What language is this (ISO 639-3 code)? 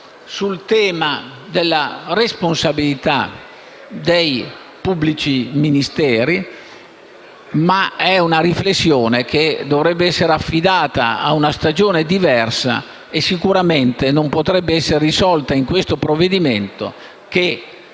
ita